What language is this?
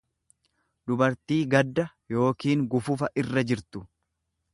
Oromo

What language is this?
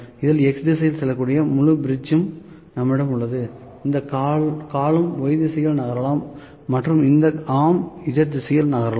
Tamil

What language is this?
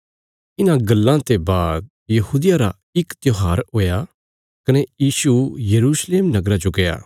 Bilaspuri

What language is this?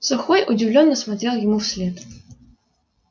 Russian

